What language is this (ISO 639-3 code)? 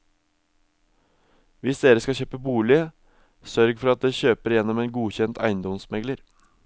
nor